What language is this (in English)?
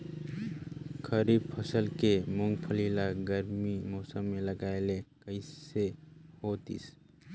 Chhattisgarhi